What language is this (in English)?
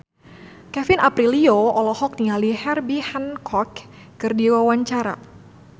Sundanese